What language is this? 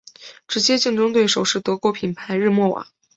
Chinese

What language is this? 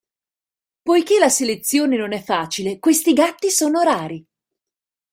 Italian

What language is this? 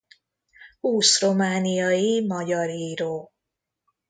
Hungarian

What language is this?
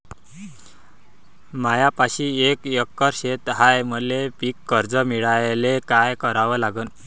Marathi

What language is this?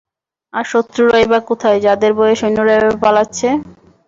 Bangla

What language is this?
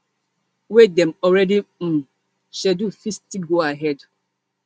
Nigerian Pidgin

